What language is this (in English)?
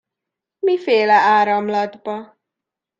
Hungarian